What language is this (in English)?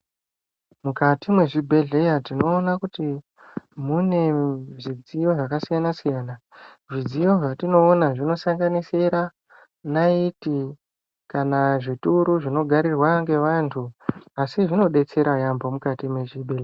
Ndau